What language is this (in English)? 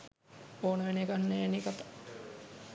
Sinhala